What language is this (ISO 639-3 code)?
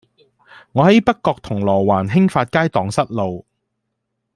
yue